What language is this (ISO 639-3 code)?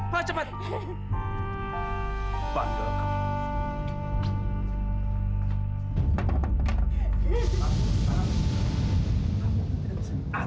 ind